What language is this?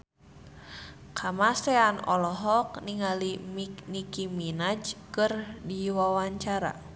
Sundanese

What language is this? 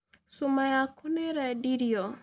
Kikuyu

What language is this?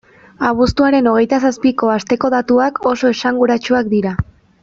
Basque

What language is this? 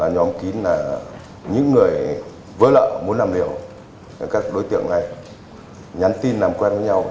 Vietnamese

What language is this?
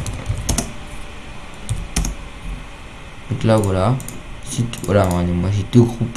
French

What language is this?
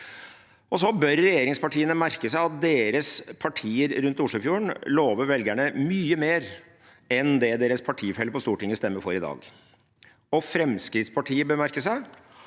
Norwegian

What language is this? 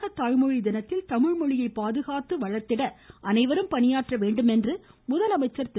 Tamil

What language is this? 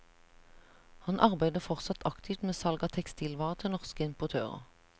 Norwegian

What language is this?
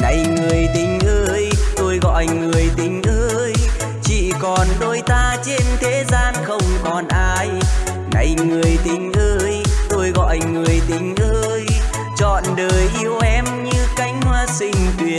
Vietnamese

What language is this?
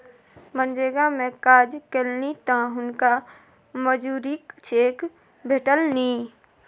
Maithili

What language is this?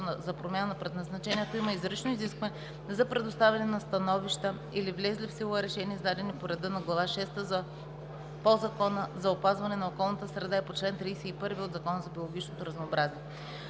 Bulgarian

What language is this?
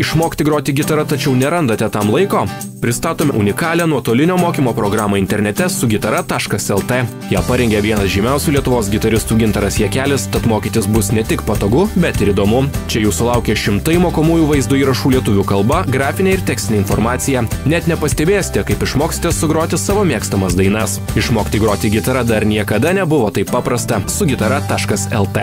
Lithuanian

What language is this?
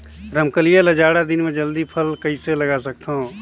Chhattisgarhi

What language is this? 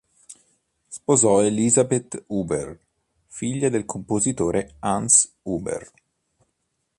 Italian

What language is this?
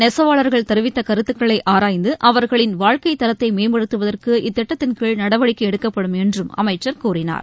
Tamil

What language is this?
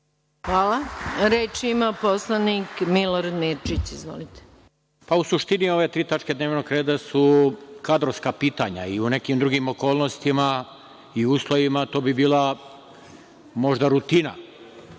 Serbian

